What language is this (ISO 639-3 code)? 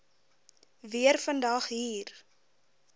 afr